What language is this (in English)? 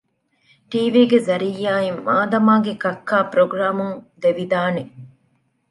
Divehi